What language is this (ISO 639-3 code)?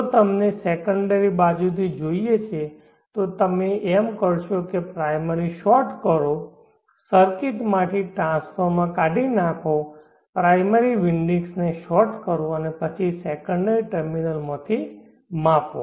guj